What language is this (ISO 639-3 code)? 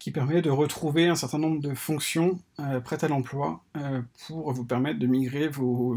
fra